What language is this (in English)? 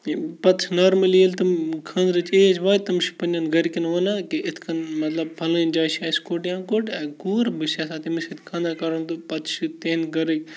Kashmiri